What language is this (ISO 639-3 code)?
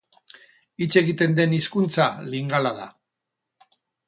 eus